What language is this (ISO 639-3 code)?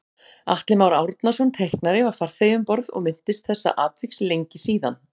isl